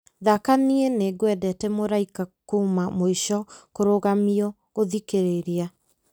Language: Kikuyu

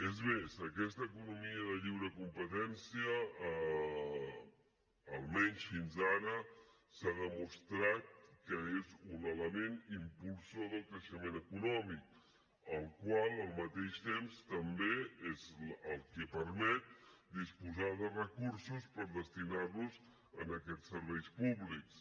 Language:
Catalan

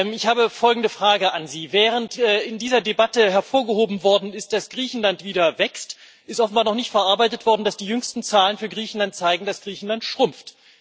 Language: German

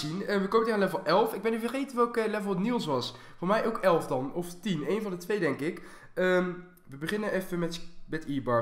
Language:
Dutch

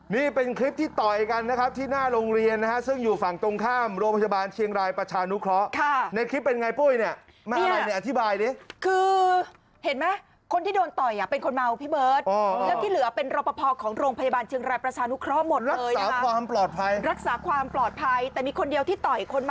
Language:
Thai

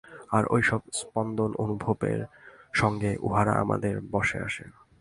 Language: Bangla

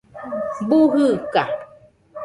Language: Nüpode Huitoto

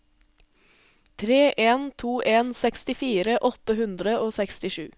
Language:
Norwegian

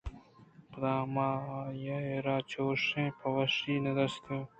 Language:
Eastern Balochi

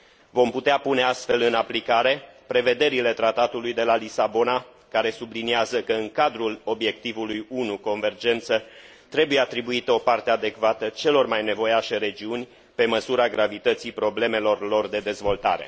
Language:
Romanian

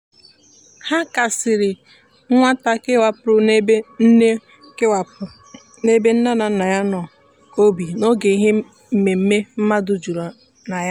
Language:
Igbo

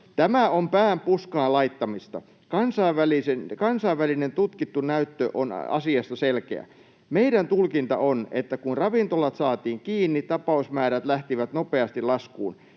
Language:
Finnish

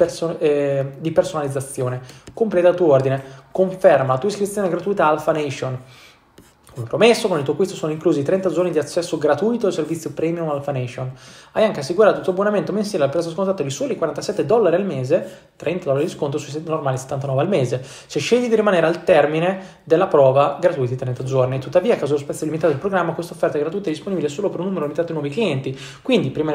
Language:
Italian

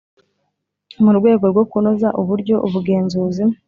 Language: Kinyarwanda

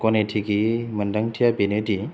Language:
Bodo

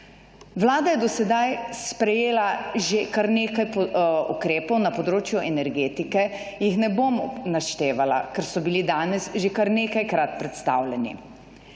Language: Slovenian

